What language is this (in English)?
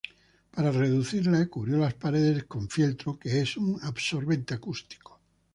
Spanish